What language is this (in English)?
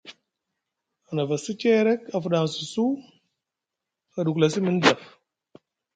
Musgu